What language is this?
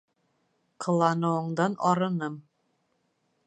Bashkir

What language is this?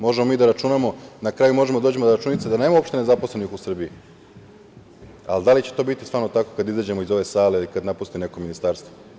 Serbian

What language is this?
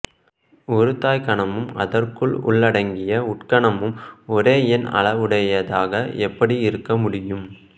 Tamil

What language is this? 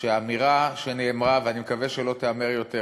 Hebrew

